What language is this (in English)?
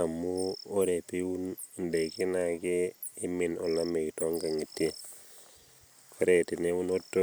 Masai